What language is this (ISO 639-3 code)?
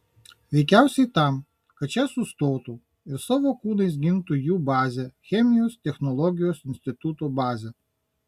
lit